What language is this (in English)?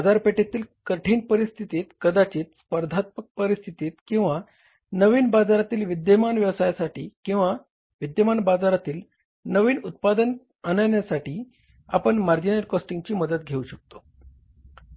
Marathi